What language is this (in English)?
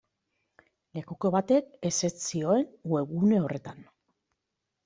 Basque